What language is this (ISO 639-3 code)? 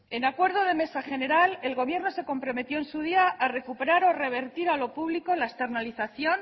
spa